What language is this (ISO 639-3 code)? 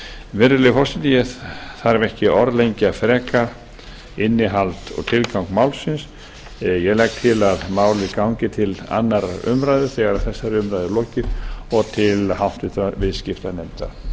isl